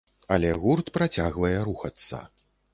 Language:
Belarusian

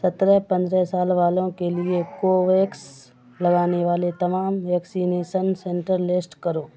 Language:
Urdu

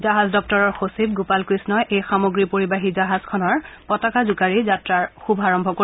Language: Assamese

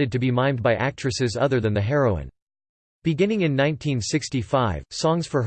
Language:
English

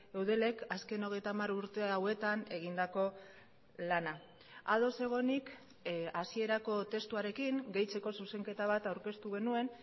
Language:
Basque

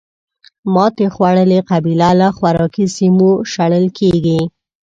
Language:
Pashto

